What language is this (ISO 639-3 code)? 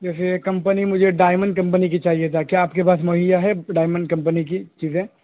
urd